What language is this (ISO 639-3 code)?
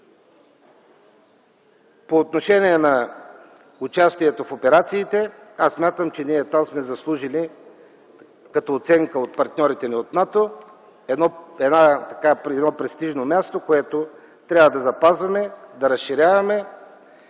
bul